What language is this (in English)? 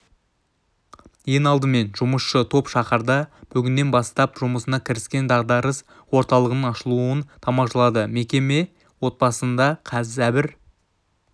Kazakh